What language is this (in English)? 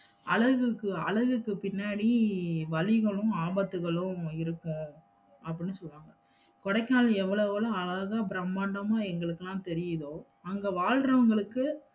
Tamil